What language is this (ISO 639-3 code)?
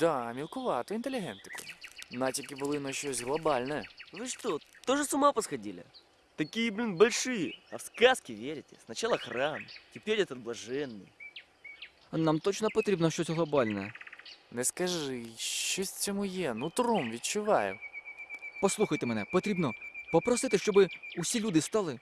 ukr